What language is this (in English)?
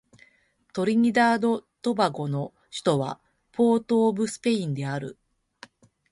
Japanese